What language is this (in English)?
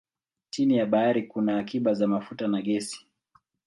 Swahili